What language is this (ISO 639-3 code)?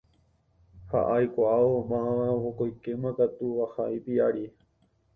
grn